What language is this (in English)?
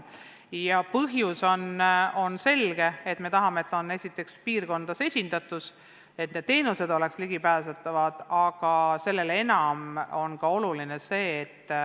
Estonian